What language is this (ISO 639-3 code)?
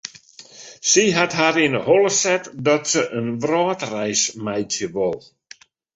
fry